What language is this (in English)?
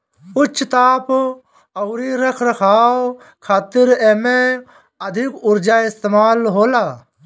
Bhojpuri